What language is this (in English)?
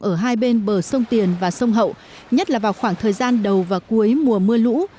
Vietnamese